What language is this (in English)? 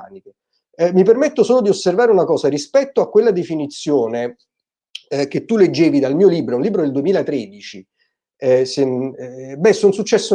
Italian